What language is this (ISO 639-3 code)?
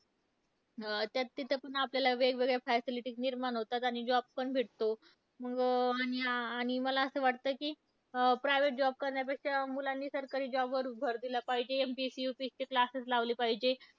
mar